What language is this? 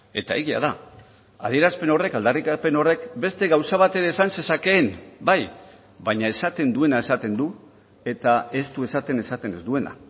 Basque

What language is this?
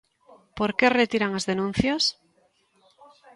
Galician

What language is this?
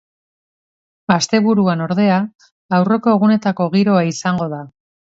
Basque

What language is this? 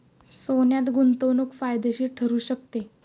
Marathi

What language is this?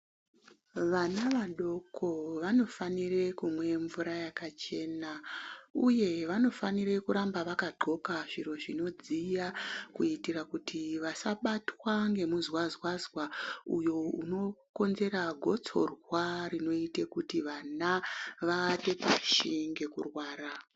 Ndau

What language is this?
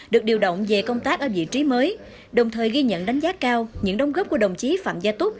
Vietnamese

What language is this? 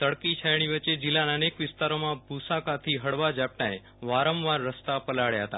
Gujarati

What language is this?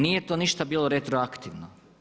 Croatian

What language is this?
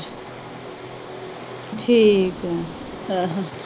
Punjabi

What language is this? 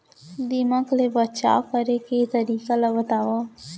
Chhattisgarhi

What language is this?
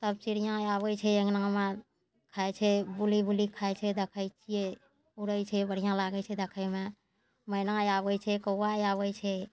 Maithili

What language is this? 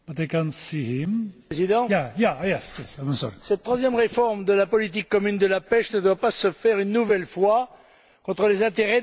French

